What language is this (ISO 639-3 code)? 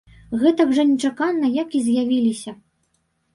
bel